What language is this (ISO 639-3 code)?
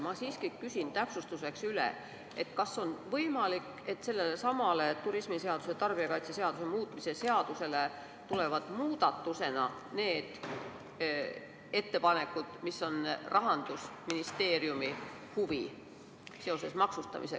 est